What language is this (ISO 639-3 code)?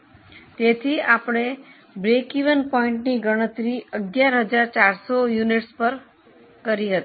guj